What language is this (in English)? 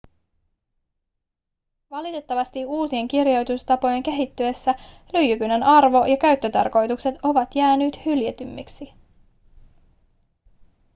Finnish